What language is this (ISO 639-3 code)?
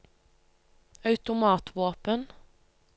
nor